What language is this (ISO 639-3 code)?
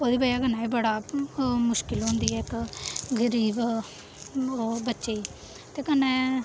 doi